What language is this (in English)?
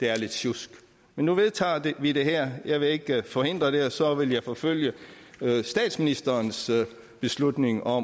Danish